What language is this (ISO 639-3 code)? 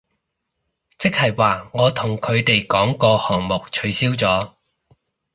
yue